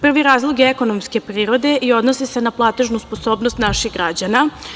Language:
Serbian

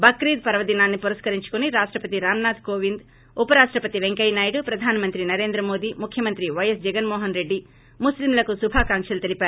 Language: Telugu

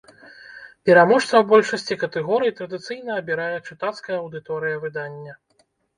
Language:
Belarusian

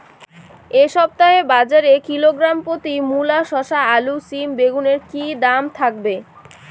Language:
Bangla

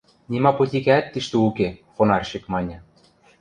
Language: Western Mari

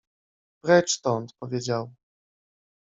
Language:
Polish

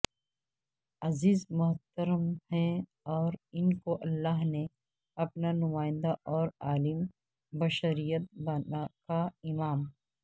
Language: Urdu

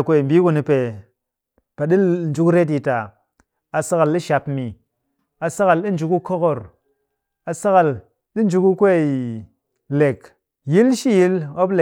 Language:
Cakfem-Mushere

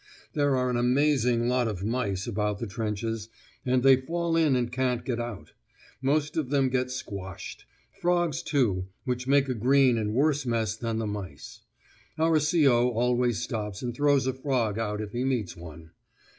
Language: English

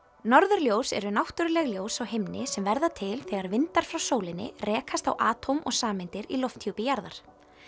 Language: Icelandic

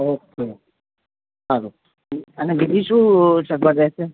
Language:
Gujarati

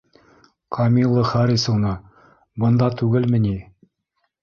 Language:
Bashkir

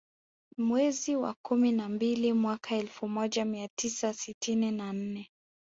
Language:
Swahili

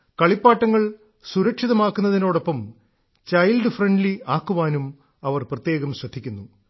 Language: Malayalam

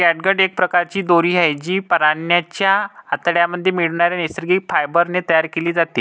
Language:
Marathi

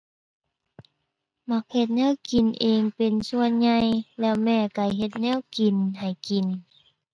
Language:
Thai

